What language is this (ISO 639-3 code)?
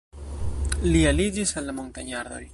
epo